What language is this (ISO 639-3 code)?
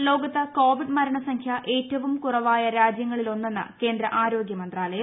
mal